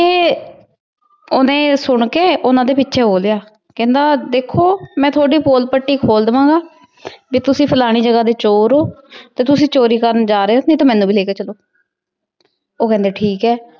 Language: Punjabi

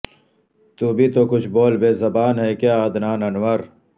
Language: Urdu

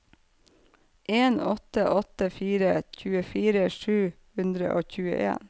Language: Norwegian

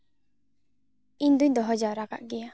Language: Santali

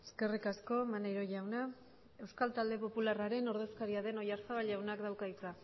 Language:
Basque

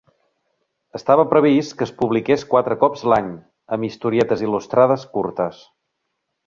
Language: Catalan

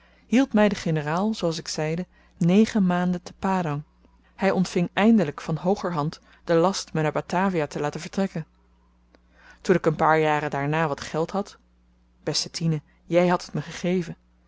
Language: Dutch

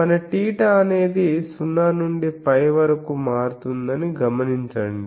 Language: Telugu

